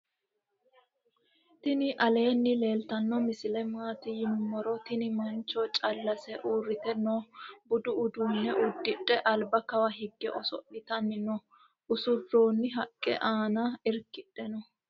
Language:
Sidamo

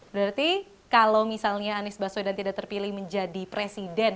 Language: Indonesian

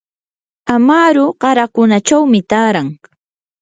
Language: Yanahuanca Pasco Quechua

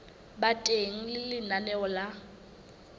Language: Southern Sotho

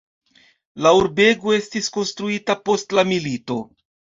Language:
Esperanto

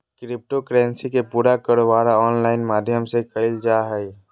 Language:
Magahi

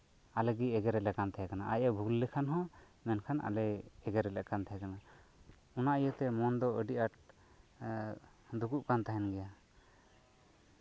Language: Santali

